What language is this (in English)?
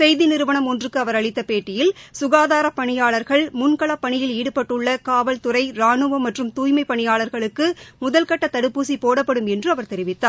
Tamil